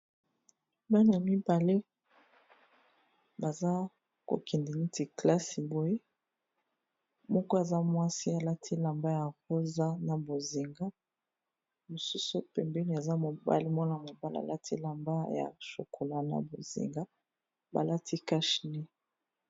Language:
Lingala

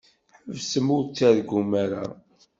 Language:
Kabyle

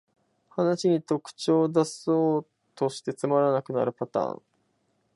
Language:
Japanese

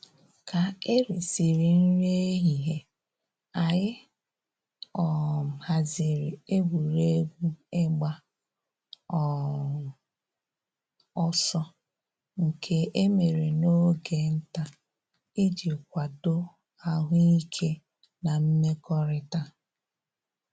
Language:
Igbo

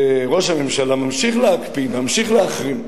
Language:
Hebrew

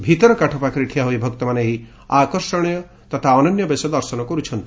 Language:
Odia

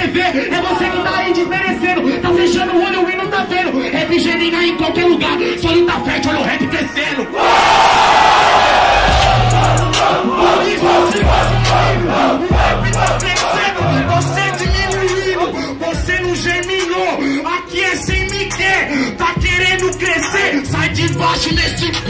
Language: Portuguese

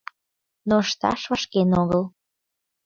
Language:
Mari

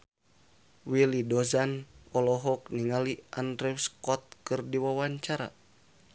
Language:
Sundanese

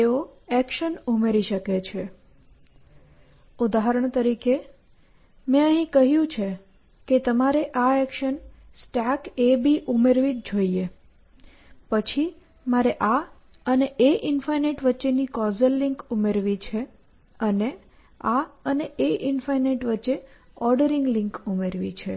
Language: Gujarati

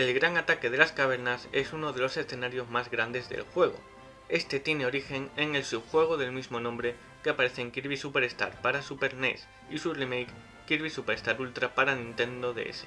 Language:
Spanish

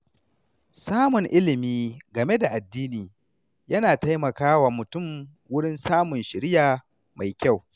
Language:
Hausa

